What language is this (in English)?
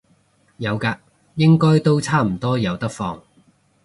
Cantonese